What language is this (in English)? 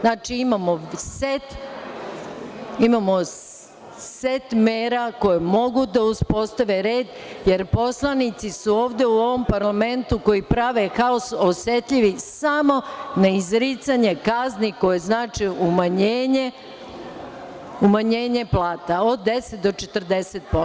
Serbian